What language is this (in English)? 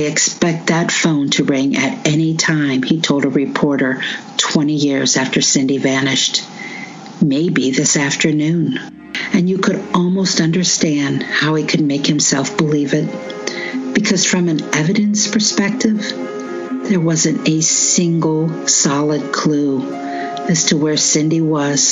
English